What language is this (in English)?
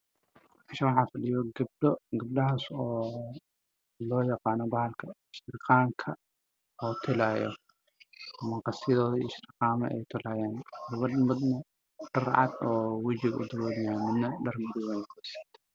Somali